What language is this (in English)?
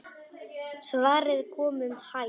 Icelandic